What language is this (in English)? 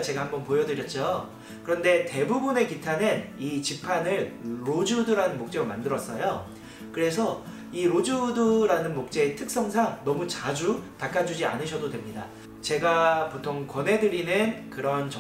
Korean